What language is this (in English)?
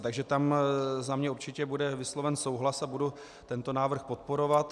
Czech